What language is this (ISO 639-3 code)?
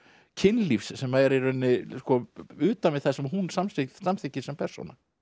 isl